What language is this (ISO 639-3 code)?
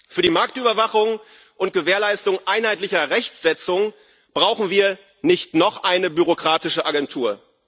deu